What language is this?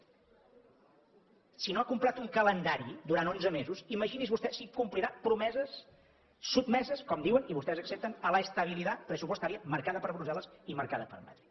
Catalan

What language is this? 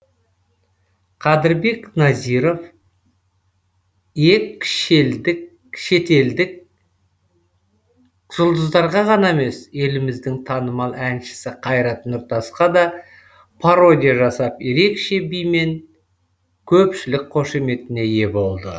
Kazakh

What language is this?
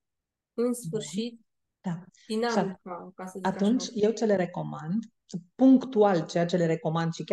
Romanian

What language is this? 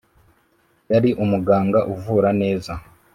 Kinyarwanda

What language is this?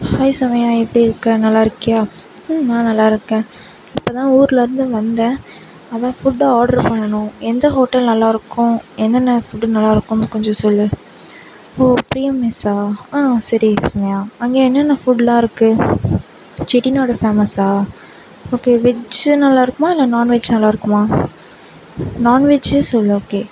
Tamil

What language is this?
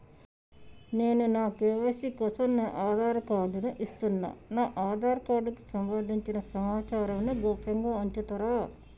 Telugu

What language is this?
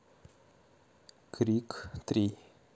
Russian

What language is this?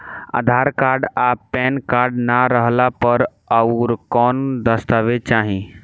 Bhojpuri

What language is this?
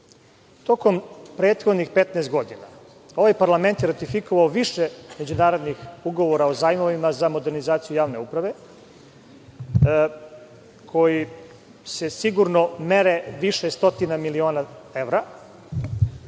Serbian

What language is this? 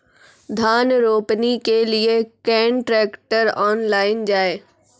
Maithili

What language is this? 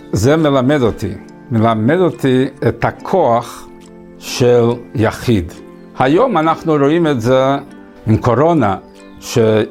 Hebrew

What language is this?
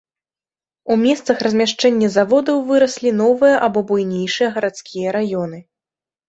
Belarusian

